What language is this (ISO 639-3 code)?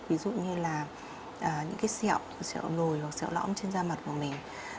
vie